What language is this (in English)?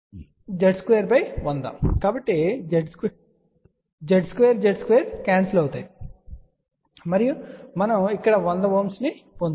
Telugu